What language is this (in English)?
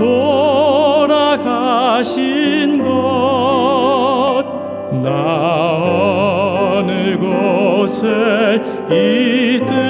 Korean